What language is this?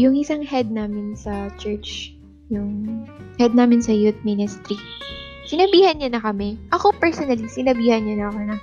Filipino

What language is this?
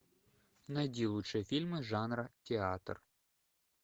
Russian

